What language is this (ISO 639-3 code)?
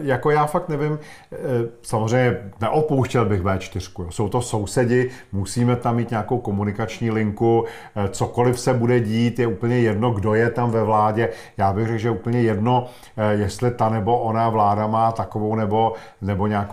ces